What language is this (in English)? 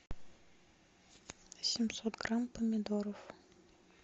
Russian